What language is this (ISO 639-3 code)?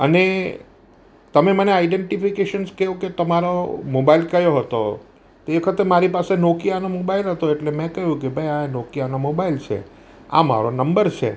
guj